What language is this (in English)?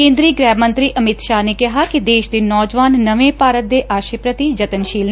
Punjabi